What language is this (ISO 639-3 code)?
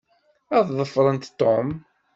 kab